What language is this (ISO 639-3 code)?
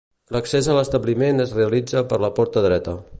cat